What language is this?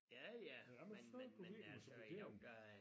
Danish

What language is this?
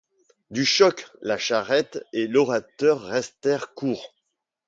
French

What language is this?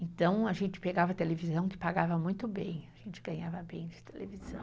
Portuguese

